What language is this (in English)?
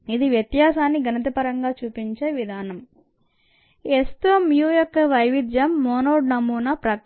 Telugu